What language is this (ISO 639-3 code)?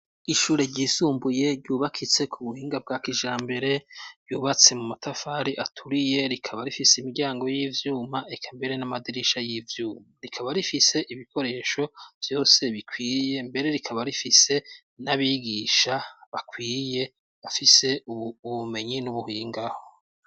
run